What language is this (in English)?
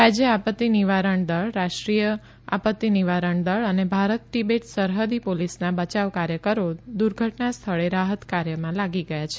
Gujarati